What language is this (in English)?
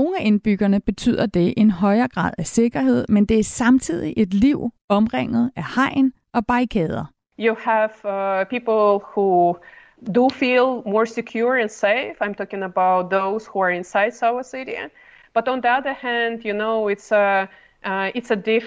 Danish